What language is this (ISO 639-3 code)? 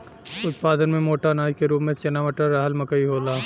bho